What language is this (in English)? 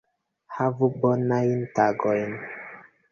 Esperanto